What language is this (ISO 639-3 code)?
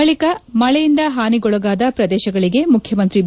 kan